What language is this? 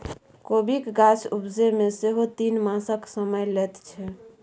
Maithili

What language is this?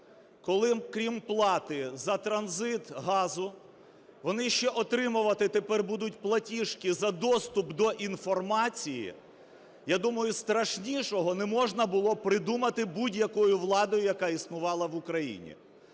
Ukrainian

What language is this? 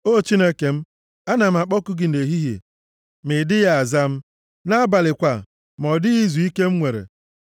Igbo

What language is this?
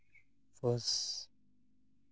Santali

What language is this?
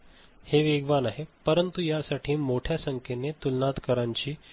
Marathi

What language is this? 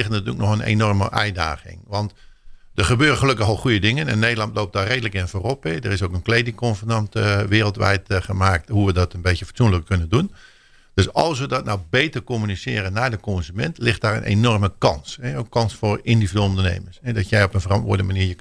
Dutch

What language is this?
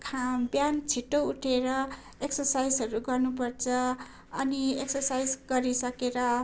Nepali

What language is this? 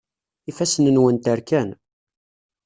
Kabyle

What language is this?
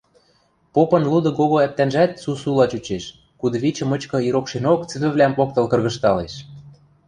Western Mari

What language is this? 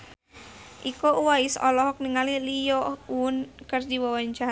Sundanese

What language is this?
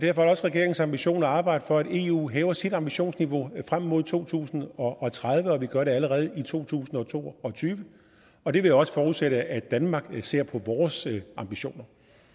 Danish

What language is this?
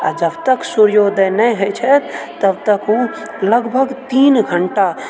Maithili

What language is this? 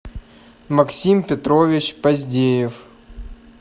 Russian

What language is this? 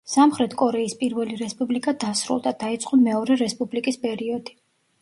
Georgian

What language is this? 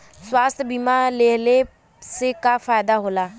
Bhojpuri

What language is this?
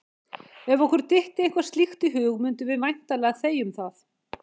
Icelandic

